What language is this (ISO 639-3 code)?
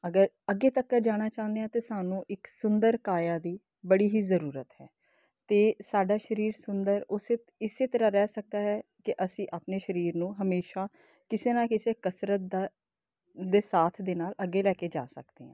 pan